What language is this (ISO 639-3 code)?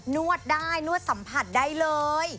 tha